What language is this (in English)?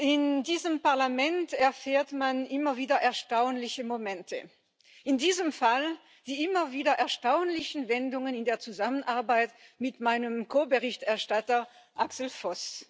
German